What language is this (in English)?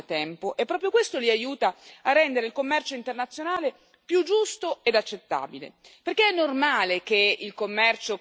Italian